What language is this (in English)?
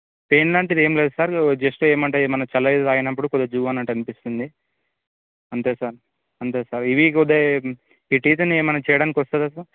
Telugu